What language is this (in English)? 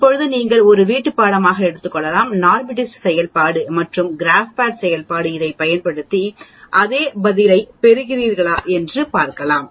Tamil